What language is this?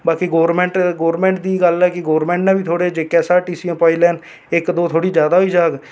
Dogri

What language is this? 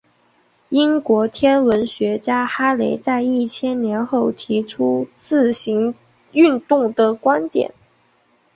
Chinese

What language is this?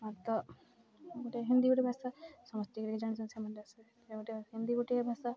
Odia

